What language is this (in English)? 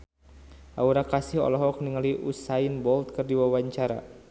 Sundanese